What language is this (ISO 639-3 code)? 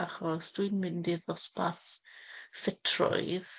cym